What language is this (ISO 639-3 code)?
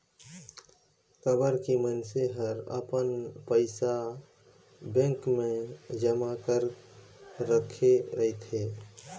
hne